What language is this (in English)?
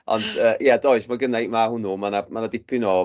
Welsh